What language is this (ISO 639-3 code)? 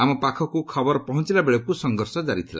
ori